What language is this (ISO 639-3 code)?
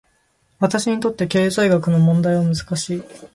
jpn